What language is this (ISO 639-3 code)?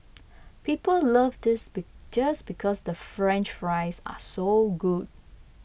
eng